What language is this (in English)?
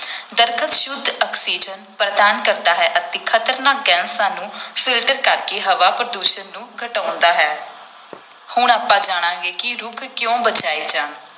Punjabi